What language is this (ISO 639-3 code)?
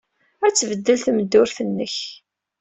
kab